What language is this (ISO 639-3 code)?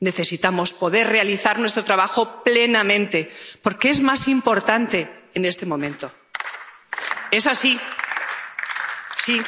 spa